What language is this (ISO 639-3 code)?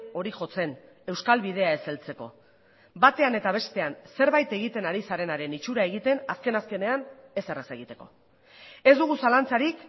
eus